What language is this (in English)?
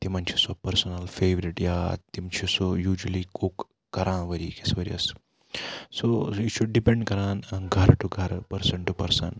Kashmiri